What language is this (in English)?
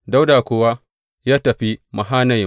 Hausa